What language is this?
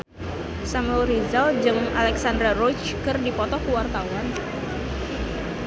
Sundanese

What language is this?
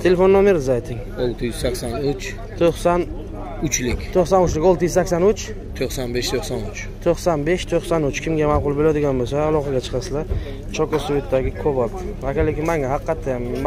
Turkish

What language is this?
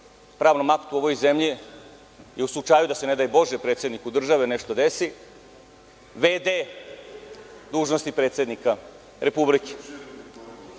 Serbian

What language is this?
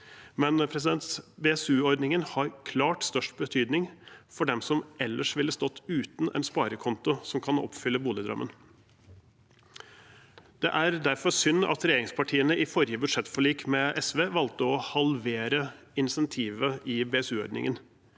Norwegian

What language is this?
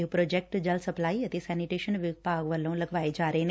Punjabi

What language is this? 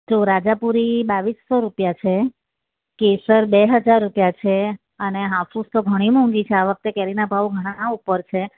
Gujarati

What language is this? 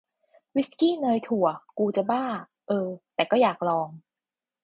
Thai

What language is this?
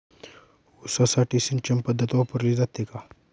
Marathi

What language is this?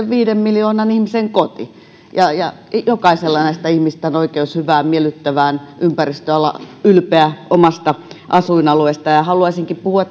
Finnish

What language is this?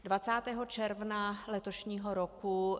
Czech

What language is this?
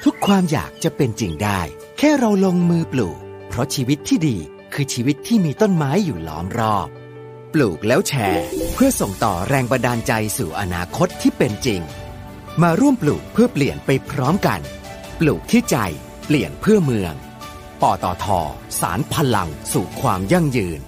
Thai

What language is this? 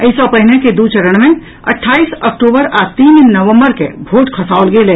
Maithili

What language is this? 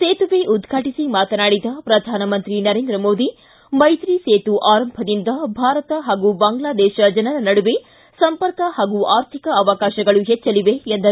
Kannada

